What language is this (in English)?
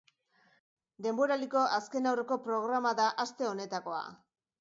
Basque